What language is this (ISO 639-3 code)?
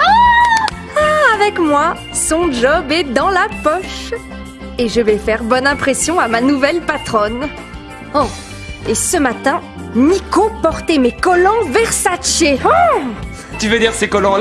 fra